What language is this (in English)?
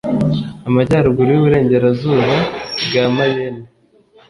Kinyarwanda